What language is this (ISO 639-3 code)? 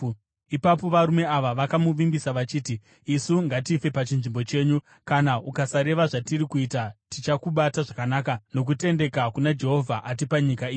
sna